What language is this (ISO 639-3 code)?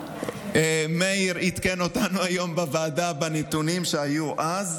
heb